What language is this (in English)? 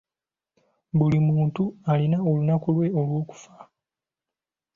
Ganda